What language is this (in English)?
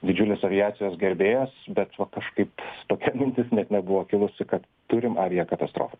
Lithuanian